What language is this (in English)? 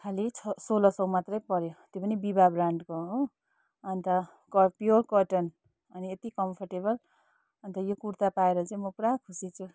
Nepali